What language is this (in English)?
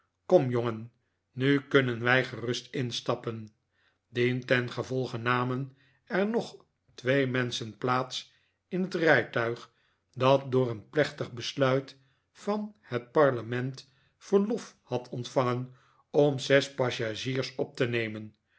Dutch